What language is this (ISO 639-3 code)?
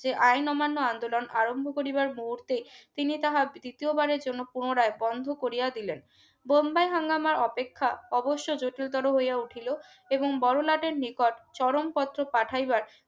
ben